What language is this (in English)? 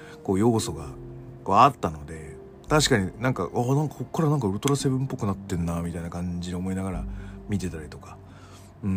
Japanese